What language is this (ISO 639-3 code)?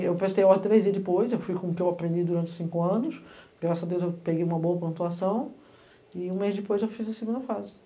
por